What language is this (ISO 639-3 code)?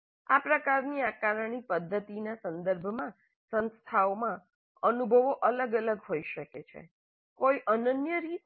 guj